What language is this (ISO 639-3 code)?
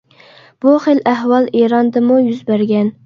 uig